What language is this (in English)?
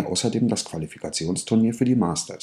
German